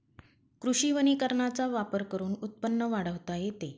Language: Marathi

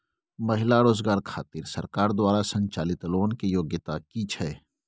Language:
Maithili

